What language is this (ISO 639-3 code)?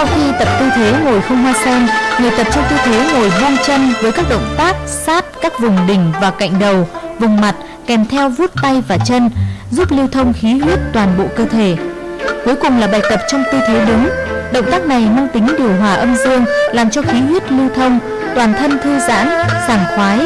vie